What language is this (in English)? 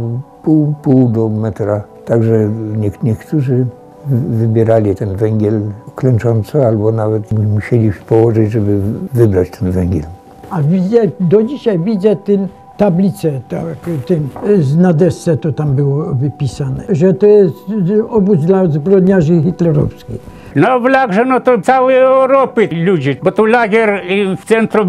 Polish